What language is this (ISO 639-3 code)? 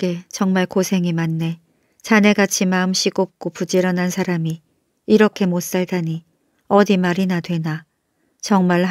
kor